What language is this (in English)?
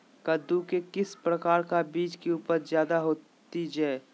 Magahi